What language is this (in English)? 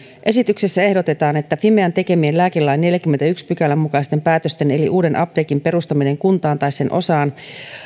Finnish